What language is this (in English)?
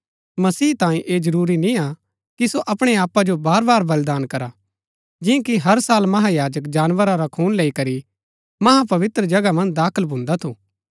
Gaddi